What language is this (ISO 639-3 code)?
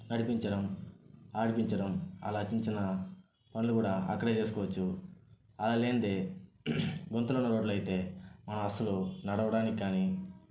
tel